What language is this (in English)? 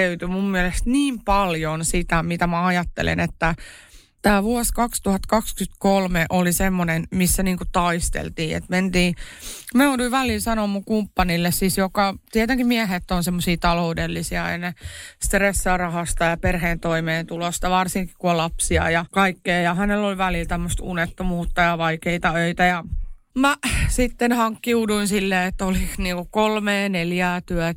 Finnish